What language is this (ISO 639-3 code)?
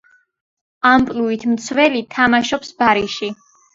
kat